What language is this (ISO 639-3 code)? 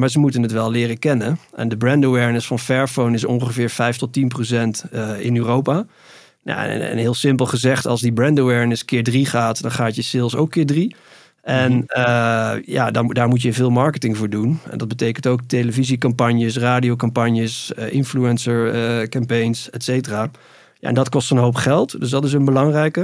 nld